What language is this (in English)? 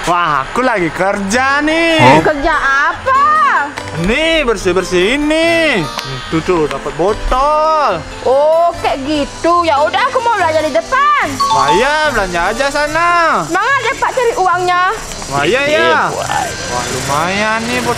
Indonesian